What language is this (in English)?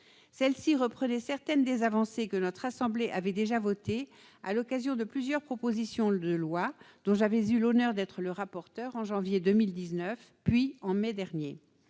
French